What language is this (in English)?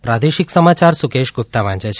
Gujarati